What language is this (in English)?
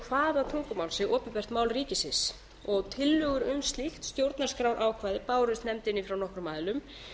Icelandic